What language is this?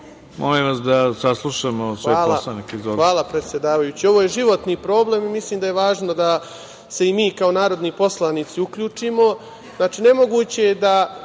Serbian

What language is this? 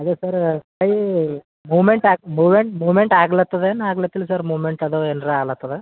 Kannada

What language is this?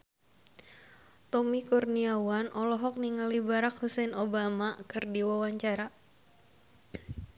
Sundanese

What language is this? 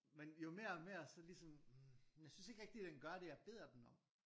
Danish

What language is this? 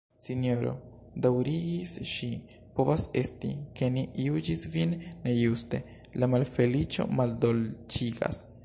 Esperanto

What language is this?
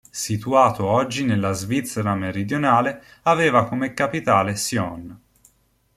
Italian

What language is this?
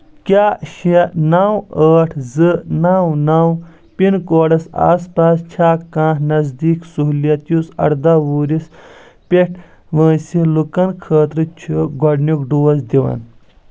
Kashmiri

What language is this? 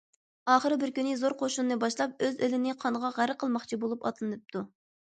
Uyghur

